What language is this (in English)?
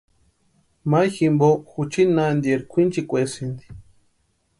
Western Highland Purepecha